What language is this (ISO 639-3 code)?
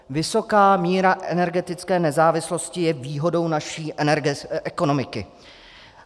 ces